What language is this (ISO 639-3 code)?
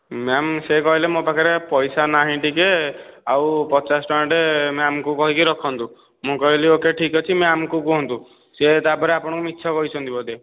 ori